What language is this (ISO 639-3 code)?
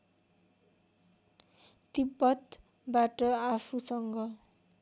nep